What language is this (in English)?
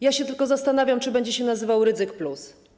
Polish